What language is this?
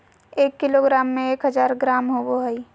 Magahi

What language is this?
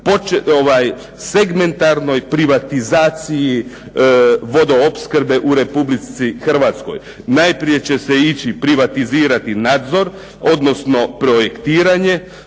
Croatian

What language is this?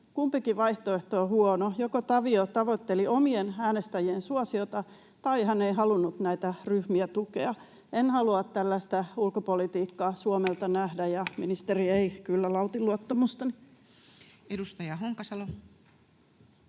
Finnish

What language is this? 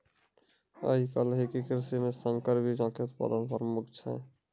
Maithili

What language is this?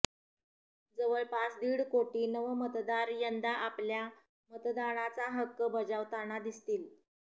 Marathi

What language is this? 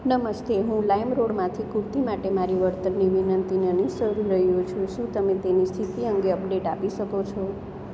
Gujarati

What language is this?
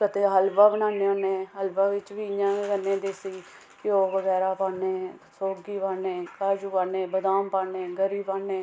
Dogri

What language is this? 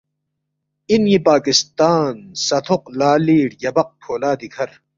Balti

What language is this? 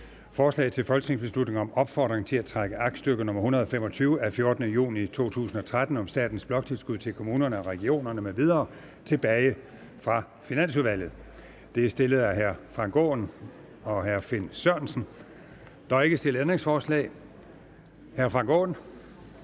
Danish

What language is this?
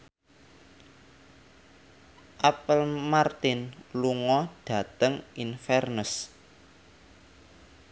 Javanese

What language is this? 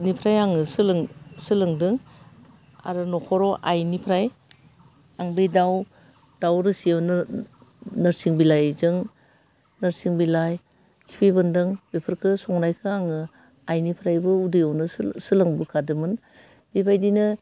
Bodo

